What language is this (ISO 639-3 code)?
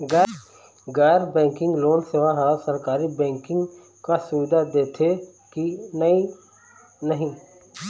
hne